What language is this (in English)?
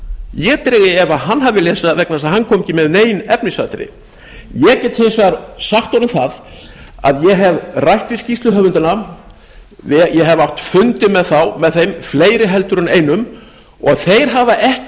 Icelandic